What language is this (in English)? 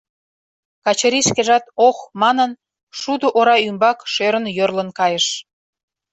Mari